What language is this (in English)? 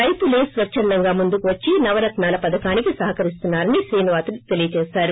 Telugu